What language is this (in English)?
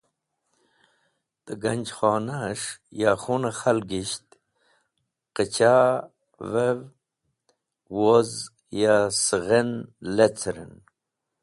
Wakhi